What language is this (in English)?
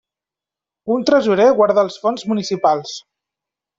Catalan